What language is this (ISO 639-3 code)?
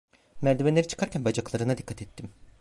tur